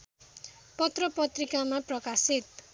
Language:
Nepali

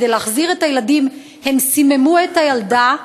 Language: Hebrew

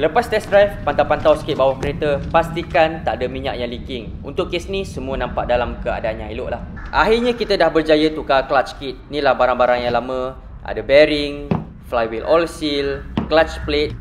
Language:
Malay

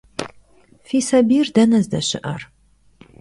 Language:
Kabardian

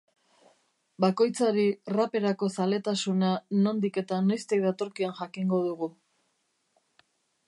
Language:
Basque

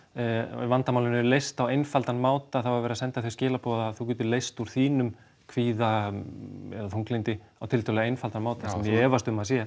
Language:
Icelandic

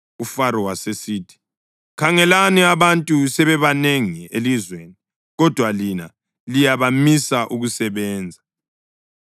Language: North Ndebele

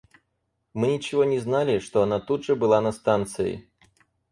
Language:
Russian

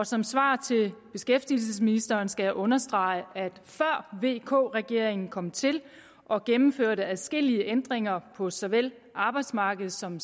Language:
Danish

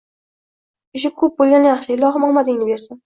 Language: Uzbek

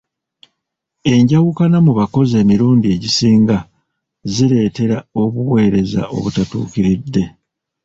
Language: Ganda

